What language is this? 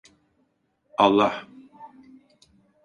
Turkish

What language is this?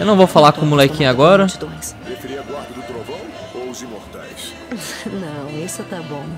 Portuguese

